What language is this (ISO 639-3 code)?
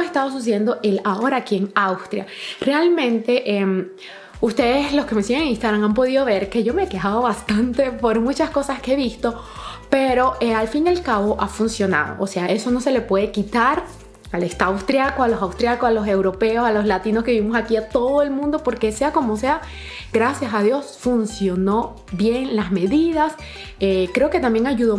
spa